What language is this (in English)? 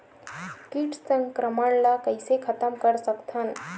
Chhattisgarhi